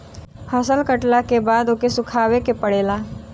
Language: Bhojpuri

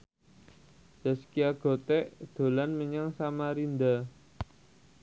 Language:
Javanese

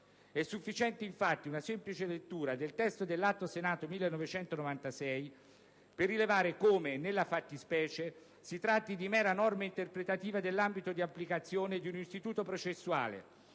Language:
Italian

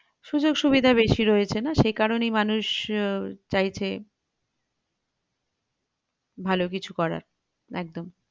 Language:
Bangla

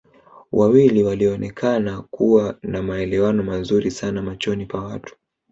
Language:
Swahili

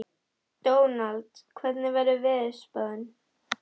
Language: Icelandic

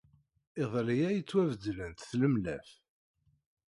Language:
Kabyle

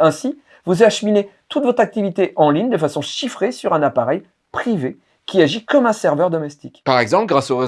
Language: French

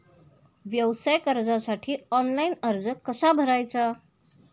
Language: Marathi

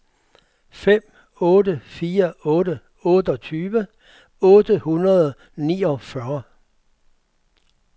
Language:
Danish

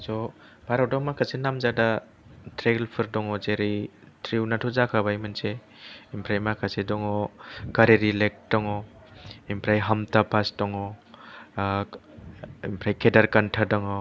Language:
Bodo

